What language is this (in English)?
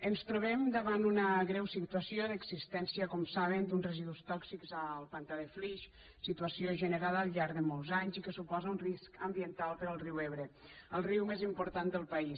Catalan